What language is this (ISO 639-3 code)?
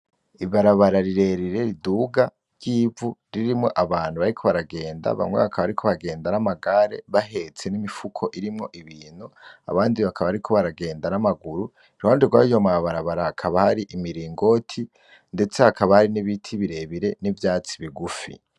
run